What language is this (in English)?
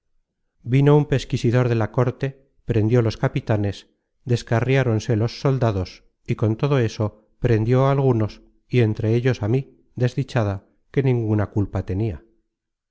Spanish